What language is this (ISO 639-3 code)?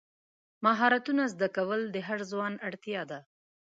pus